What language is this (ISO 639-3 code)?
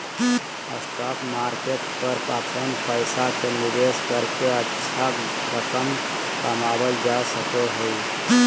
mag